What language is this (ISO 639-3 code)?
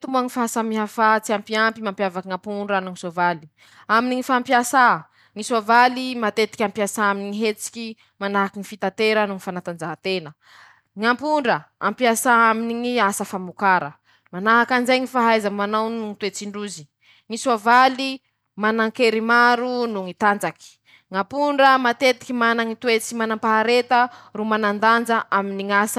msh